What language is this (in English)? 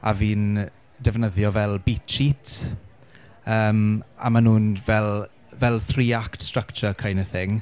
Welsh